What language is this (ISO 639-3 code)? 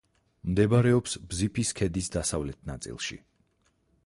kat